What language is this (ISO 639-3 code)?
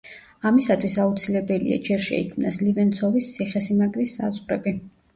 kat